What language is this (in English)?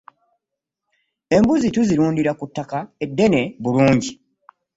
Ganda